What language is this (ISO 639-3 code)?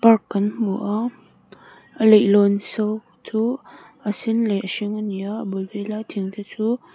lus